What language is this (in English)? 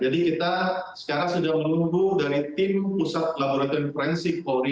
Indonesian